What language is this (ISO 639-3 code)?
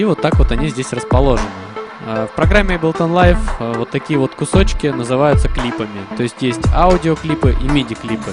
rus